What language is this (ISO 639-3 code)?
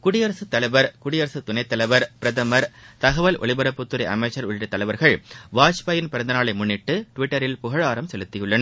tam